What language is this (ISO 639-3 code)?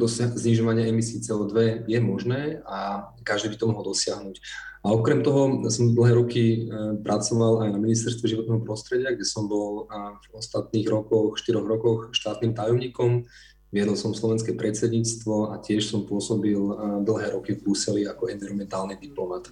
slk